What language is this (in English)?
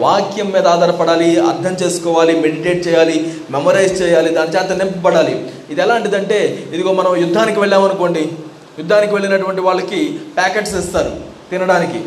Telugu